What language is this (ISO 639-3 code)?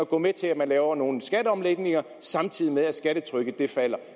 dan